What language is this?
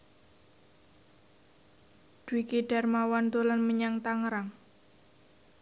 Javanese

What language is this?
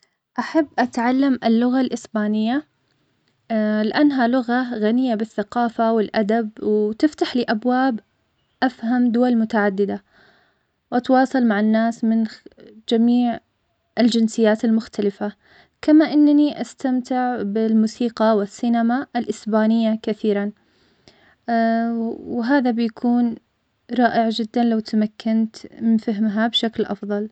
Omani Arabic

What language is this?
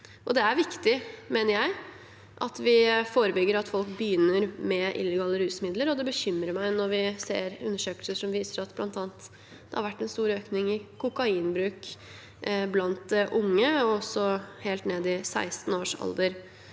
Norwegian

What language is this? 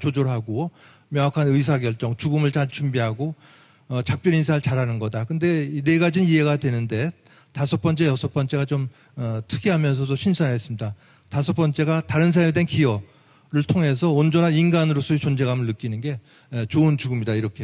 Korean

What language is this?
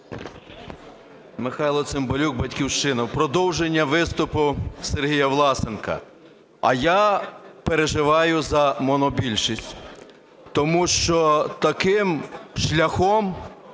Ukrainian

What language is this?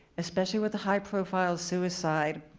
English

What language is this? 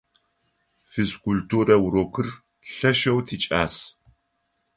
Adyghe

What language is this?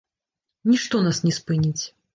Belarusian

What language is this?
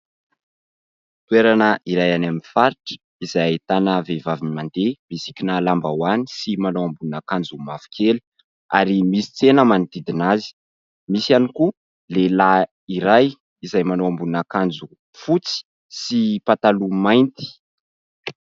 Malagasy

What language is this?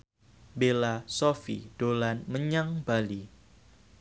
Javanese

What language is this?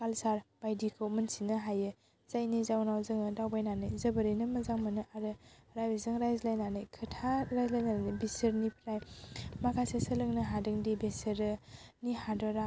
Bodo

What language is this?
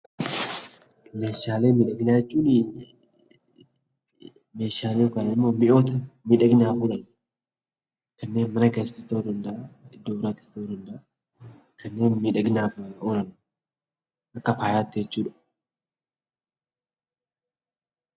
Oromo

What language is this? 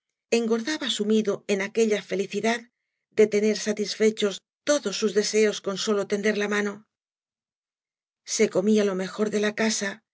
Spanish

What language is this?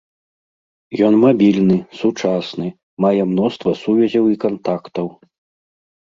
Belarusian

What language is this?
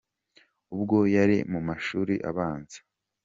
Kinyarwanda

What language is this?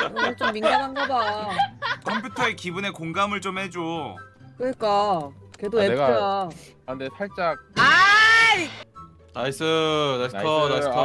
Korean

